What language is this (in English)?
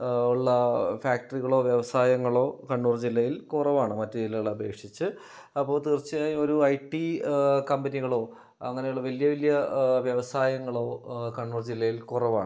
Malayalam